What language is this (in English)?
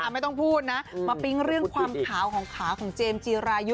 Thai